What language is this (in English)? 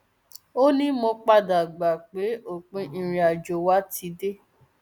Yoruba